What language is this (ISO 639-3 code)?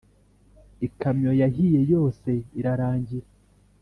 kin